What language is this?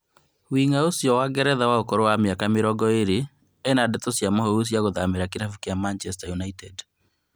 Kikuyu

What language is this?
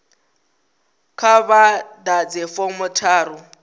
Venda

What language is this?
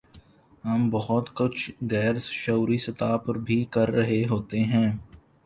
Urdu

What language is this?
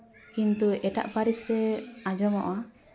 Santali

